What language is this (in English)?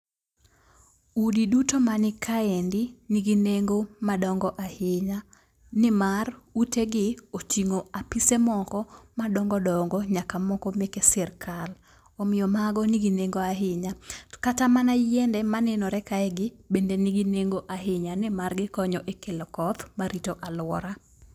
Luo (Kenya and Tanzania)